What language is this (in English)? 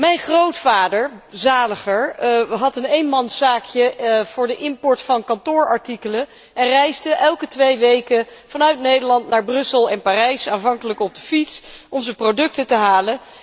Dutch